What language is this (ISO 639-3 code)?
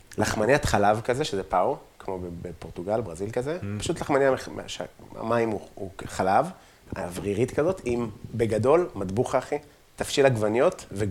heb